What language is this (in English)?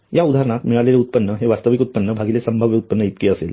Marathi